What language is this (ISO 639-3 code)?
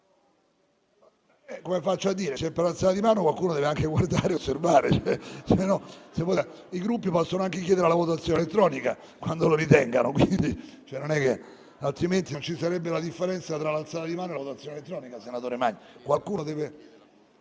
ita